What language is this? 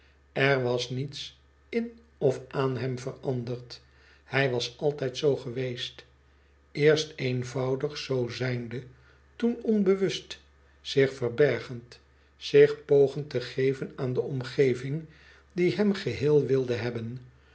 Dutch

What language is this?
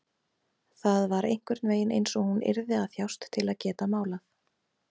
Icelandic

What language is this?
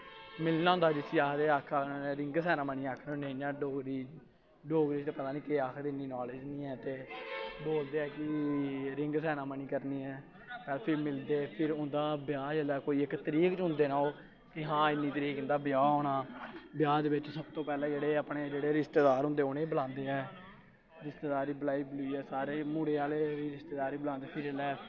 Dogri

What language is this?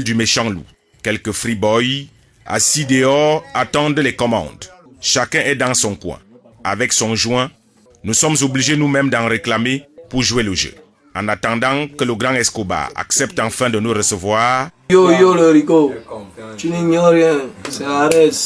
French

